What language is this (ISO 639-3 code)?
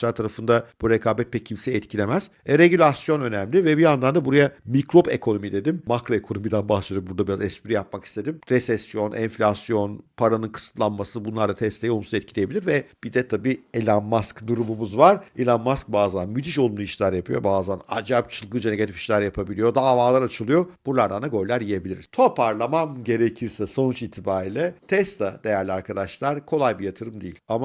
tur